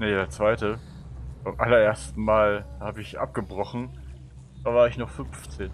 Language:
German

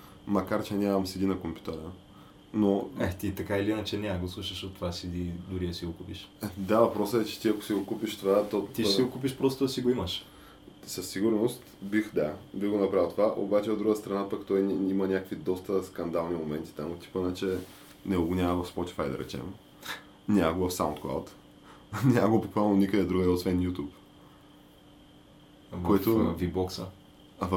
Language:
Bulgarian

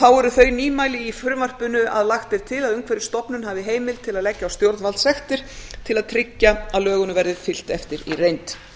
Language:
Icelandic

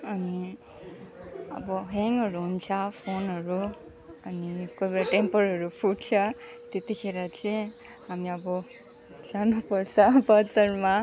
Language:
Nepali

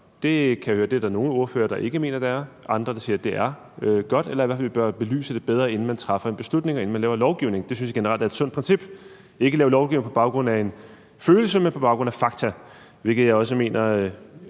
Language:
Danish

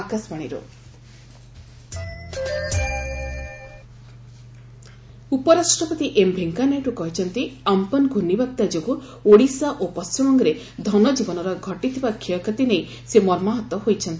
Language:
Odia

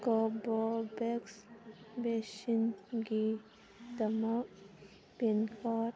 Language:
Manipuri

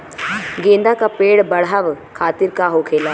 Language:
Bhojpuri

